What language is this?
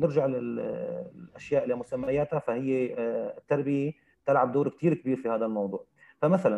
Arabic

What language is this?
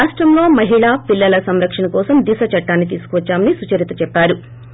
Telugu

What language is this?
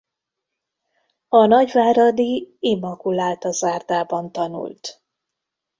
Hungarian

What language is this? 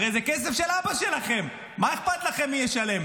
Hebrew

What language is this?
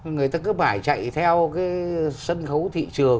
Vietnamese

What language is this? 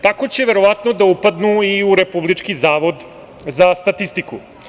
Serbian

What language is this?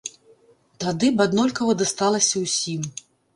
Belarusian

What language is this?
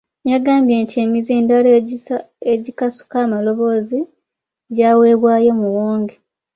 Ganda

